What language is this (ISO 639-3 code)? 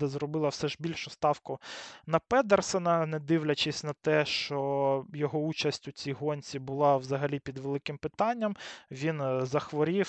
ukr